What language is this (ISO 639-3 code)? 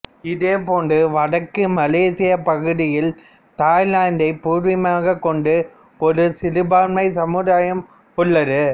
tam